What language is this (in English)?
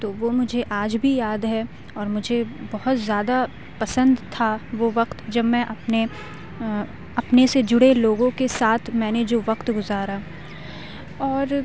Urdu